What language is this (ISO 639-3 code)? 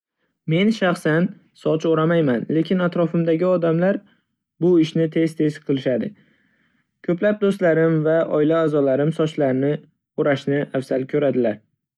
uzb